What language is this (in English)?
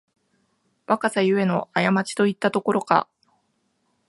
Japanese